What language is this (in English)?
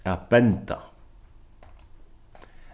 Faroese